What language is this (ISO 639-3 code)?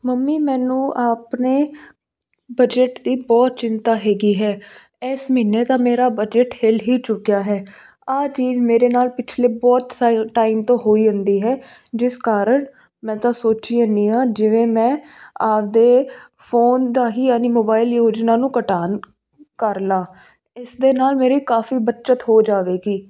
pan